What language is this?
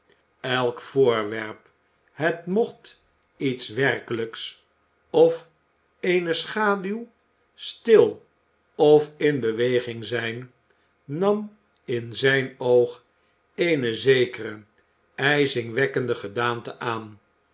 Dutch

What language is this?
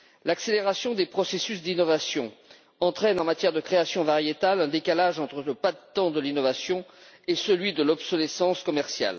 French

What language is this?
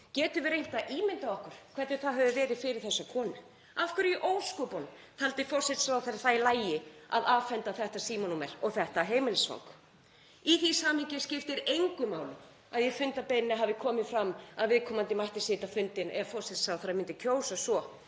Icelandic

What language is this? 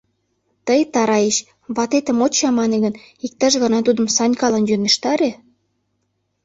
Mari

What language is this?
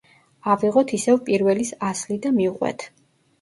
Georgian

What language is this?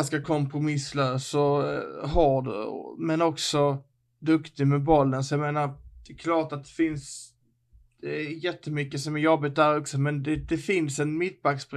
Swedish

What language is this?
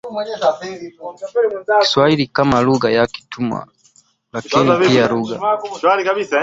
Swahili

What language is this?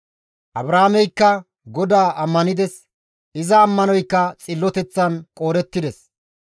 Gamo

